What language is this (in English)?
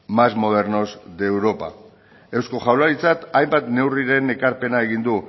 Basque